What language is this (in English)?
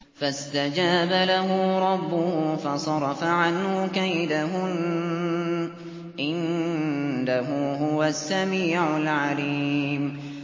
Arabic